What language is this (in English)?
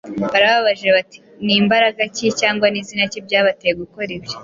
Kinyarwanda